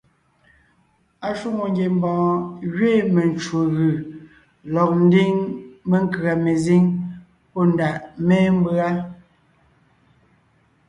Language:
Ngiemboon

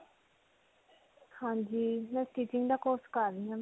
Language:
Punjabi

